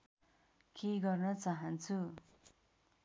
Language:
Nepali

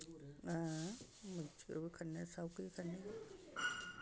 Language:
Dogri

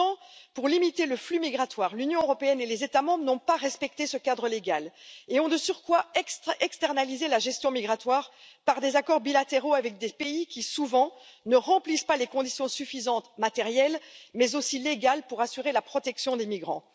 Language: French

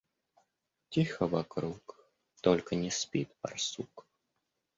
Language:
Russian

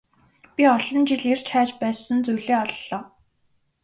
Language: Mongolian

